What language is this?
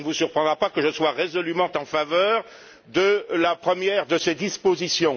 French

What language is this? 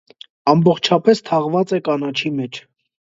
Armenian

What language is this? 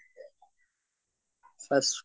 Assamese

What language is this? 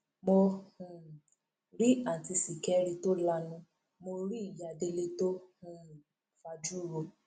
Yoruba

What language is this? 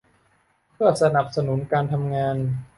Thai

